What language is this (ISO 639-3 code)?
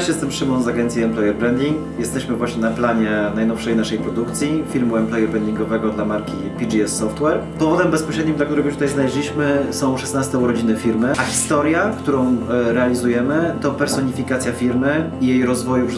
pol